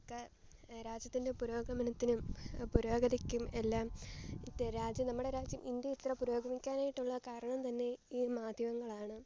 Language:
Malayalam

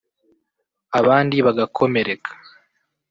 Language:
Kinyarwanda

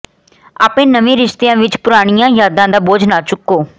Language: Punjabi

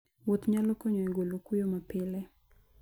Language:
Luo (Kenya and Tanzania)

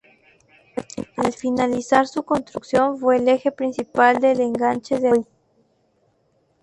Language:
Spanish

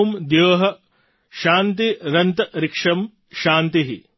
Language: Gujarati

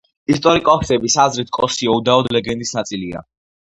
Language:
Georgian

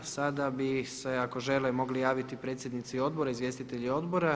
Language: Croatian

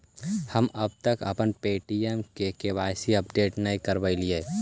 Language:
Magahi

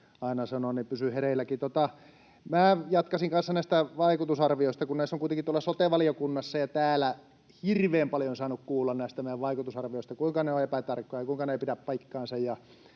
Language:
Finnish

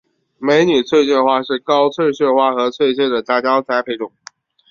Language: Chinese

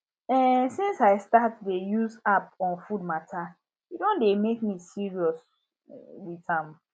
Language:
Nigerian Pidgin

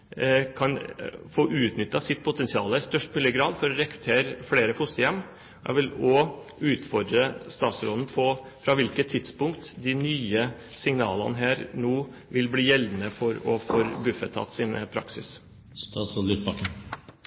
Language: Norwegian Bokmål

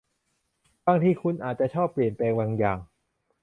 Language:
Thai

